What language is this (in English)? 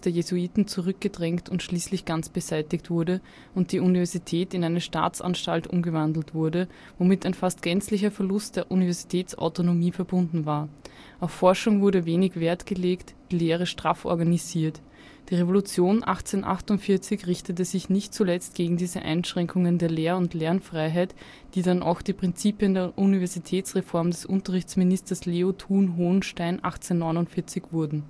German